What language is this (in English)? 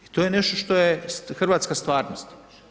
Croatian